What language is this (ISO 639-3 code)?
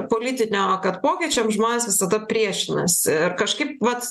lit